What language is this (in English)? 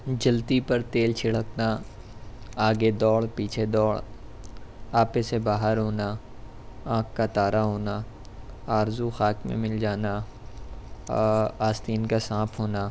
Urdu